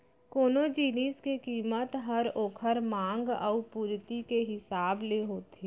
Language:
Chhattisgarhi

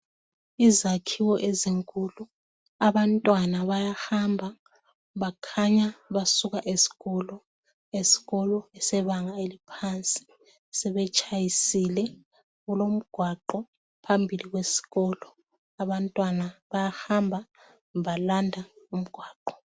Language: North Ndebele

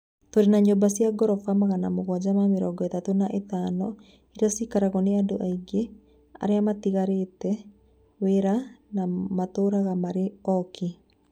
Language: Kikuyu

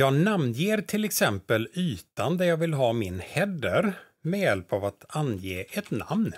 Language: Swedish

